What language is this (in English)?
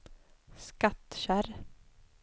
Swedish